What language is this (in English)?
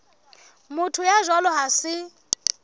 Southern Sotho